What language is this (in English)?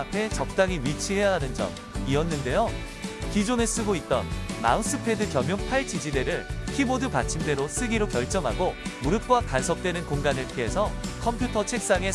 Korean